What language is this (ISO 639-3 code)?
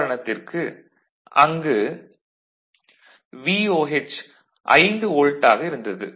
tam